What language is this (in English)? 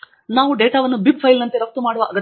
Kannada